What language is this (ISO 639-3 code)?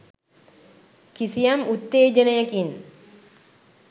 sin